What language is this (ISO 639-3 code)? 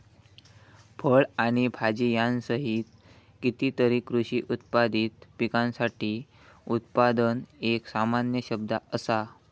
mar